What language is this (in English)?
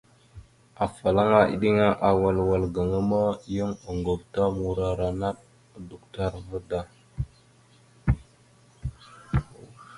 Mada (Cameroon)